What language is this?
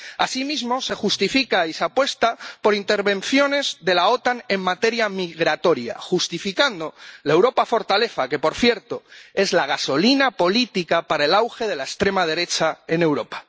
Spanish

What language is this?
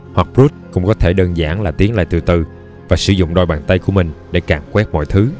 Vietnamese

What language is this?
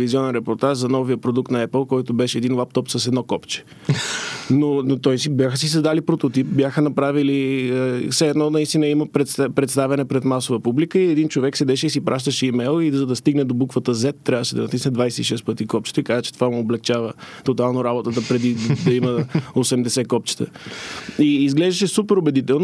Bulgarian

